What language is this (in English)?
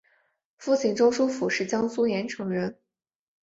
Chinese